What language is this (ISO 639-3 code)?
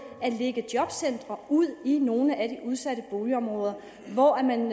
dan